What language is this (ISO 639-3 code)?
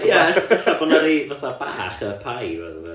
cym